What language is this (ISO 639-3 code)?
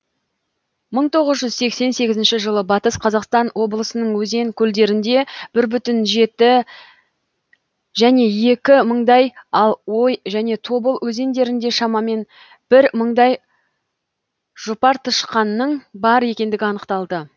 kaz